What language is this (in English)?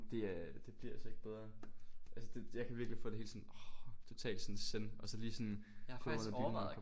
Danish